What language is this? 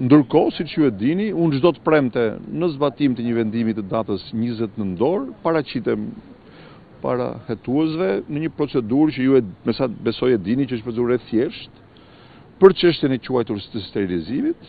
Romanian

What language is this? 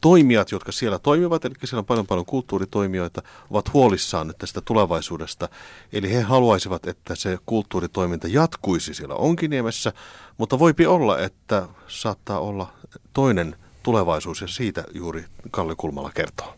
Finnish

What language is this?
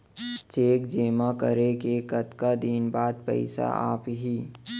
Chhattisgarhi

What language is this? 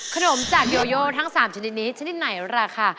Thai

